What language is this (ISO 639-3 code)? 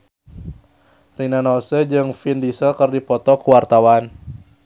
sun